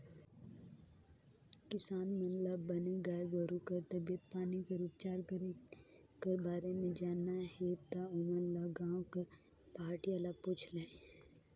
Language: Chhattisgarhi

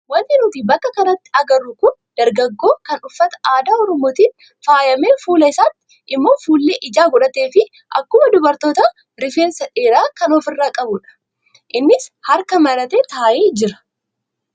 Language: Oromo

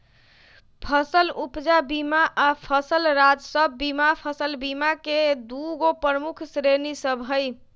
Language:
Magahi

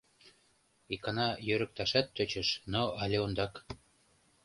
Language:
Mari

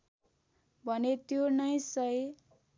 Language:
Nepali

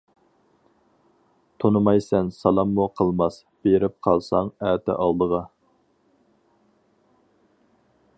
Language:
Uyghur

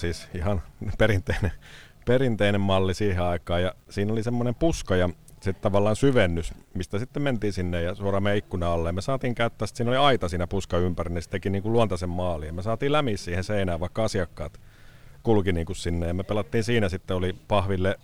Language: Finnish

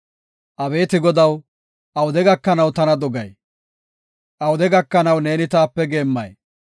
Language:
Gofa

